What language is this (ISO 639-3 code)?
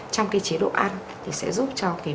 vie